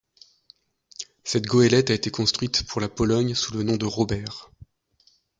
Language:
French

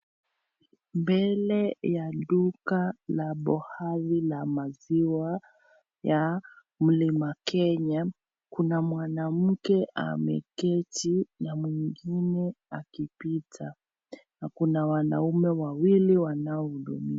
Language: Swahili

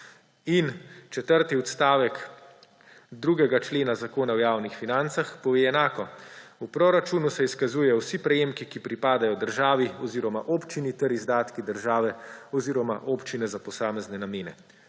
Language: Slovenian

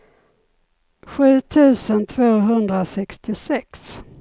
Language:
Swedish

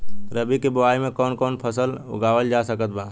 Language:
Bhojpuri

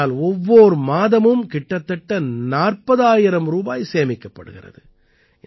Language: Tamil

